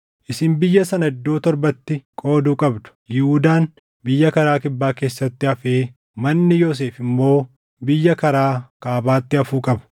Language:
Oromo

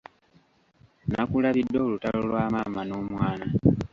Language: Ganda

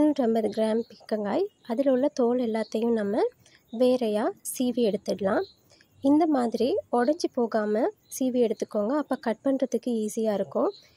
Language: Tamil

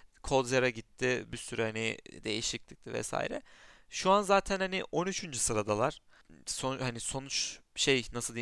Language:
Turkish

